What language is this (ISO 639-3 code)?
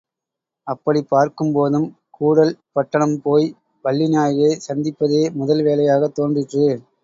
tam